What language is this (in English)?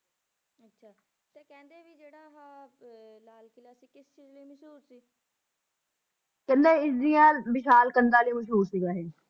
Punjabi